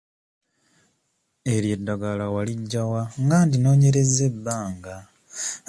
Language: Ganda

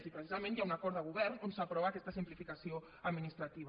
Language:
Catalan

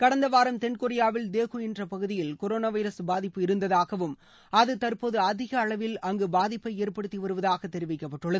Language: Tamil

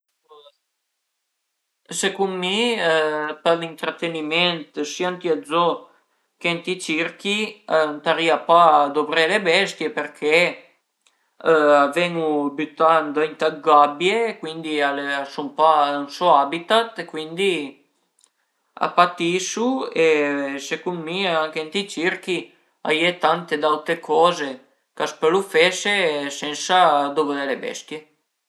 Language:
Piedmontese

